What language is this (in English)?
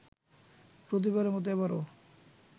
Bangla